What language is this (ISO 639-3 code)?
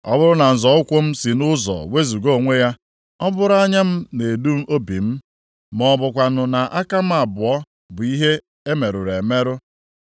ibo